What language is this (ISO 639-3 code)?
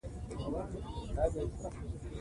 pus